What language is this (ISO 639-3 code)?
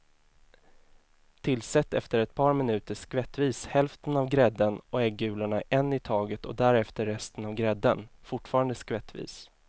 swe